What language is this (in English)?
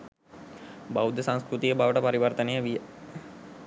Sinhala